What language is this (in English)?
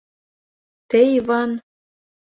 Mari